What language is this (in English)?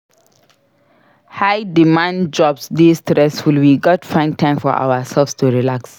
Nigerian Pidgin